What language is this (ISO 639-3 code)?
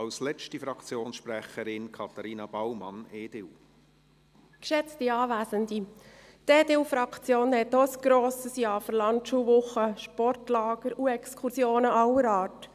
gsw